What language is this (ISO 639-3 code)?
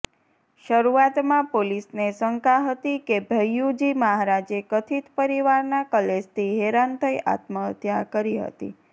guj